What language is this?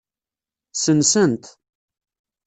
Kabyle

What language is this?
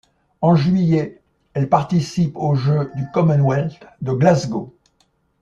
French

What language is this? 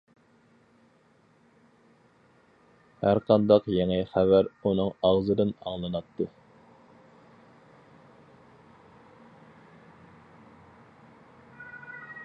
Uyghur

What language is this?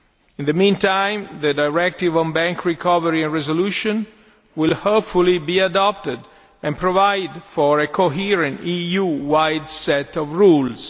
English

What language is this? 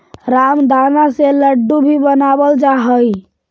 Magahi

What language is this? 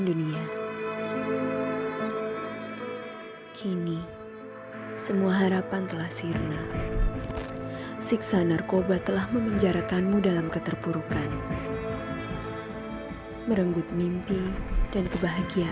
Indonesian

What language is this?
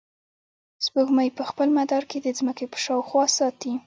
Pashto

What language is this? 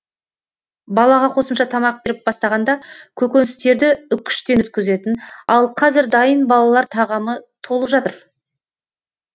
Kazakh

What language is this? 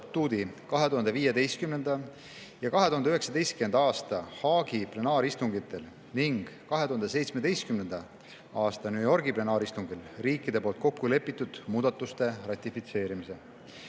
Estonian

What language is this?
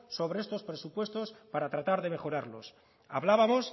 Spanish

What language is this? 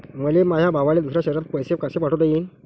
Marathi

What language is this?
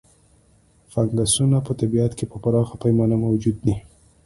Pashto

